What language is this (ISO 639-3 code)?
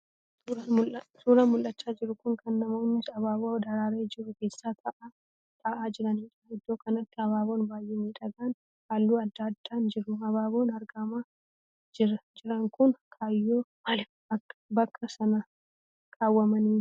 orm